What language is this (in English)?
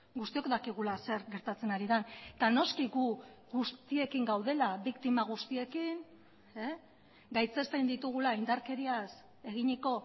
Basque